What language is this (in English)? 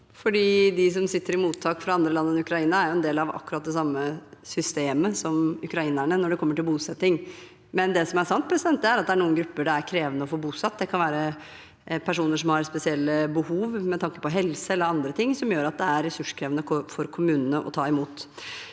Norwegian